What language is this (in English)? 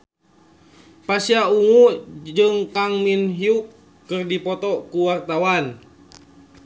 Sundanese